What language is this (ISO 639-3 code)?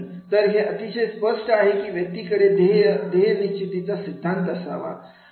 mar